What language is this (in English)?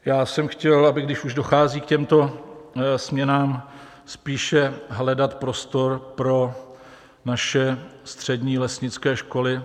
Czech